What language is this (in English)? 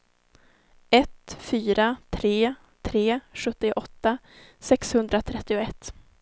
Swedish